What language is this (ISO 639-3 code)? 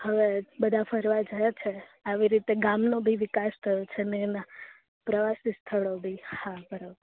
guj